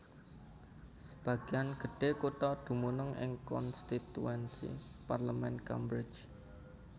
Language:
Javanese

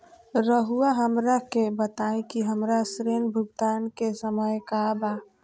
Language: Magahi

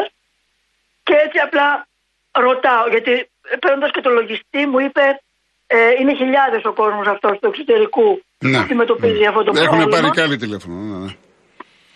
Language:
Greek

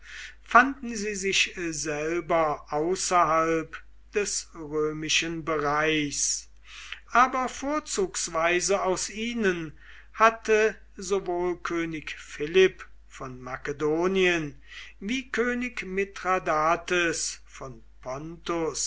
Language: German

